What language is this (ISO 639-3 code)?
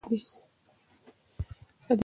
pus